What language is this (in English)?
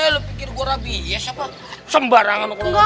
Indonesian